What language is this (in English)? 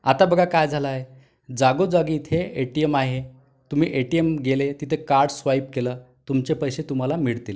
Marathi